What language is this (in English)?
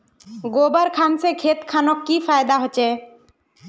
Magahi